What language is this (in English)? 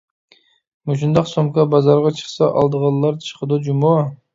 Uyghur